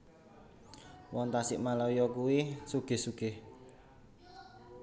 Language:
Javanese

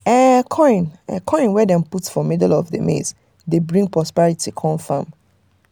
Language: Nigerian Pidgin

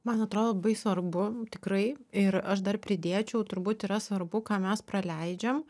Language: Lithuanian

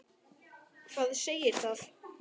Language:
Icelandic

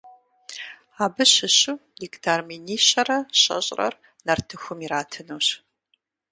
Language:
Kabardian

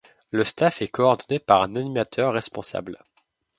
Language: French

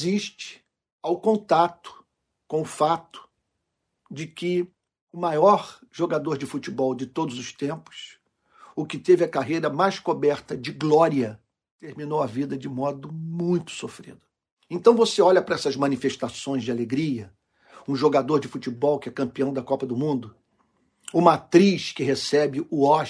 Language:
Portuguese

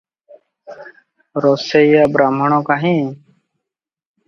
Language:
Odia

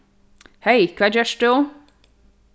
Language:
Faroese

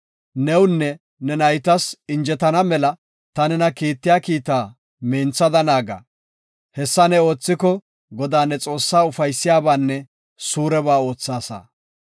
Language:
Gofa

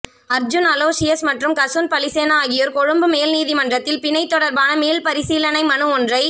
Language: Tamil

